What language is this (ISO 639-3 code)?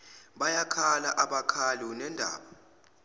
zul